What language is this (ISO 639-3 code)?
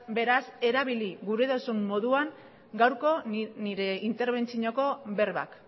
eus